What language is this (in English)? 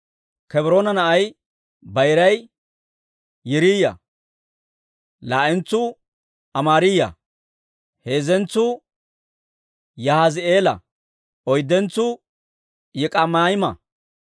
Dawro